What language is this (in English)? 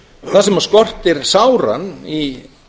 Icelandic